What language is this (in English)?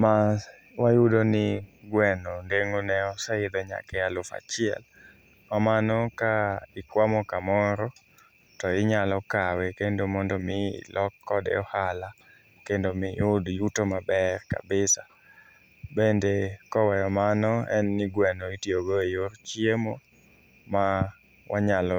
Luo (Kenya and Tanzania)